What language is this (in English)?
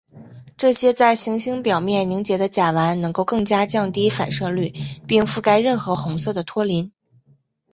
Chinese